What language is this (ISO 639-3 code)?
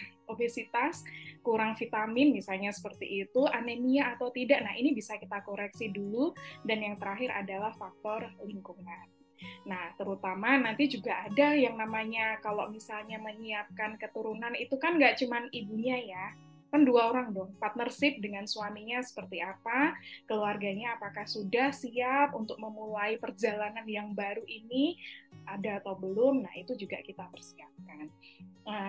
ind